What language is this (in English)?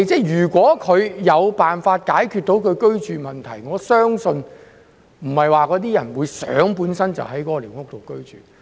Cantonese